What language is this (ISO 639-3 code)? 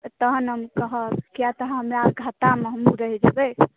mai